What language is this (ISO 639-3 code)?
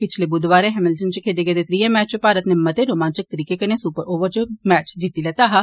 doi